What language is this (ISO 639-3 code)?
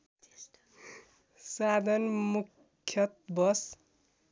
nep